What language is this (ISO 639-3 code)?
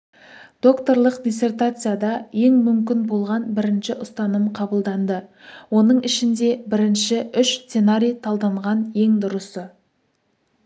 kaz